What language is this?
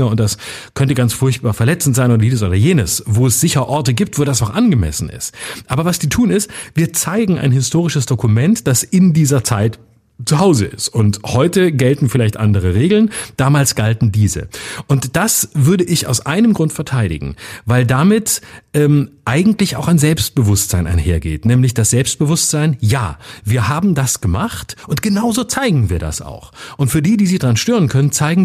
German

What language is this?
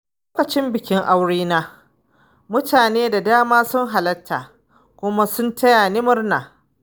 Hausa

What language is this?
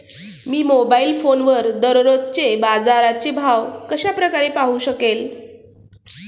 Marathi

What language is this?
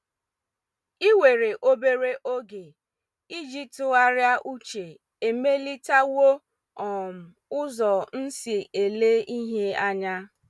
Igbo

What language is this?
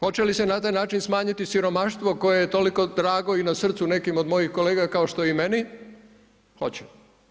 Croatian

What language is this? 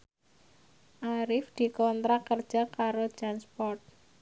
Javanese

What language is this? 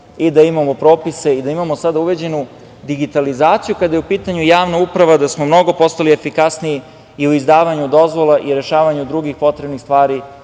Serbian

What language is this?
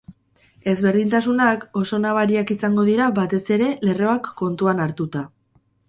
Basque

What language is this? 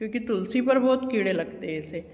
Hindi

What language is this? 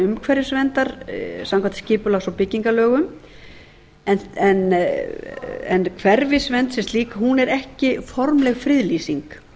Icelandic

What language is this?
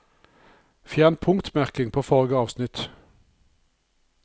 Norwegian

